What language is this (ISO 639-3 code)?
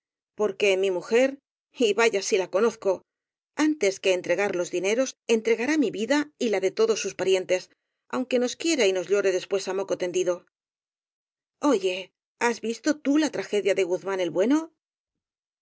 spa